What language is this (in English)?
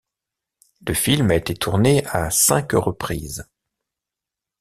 French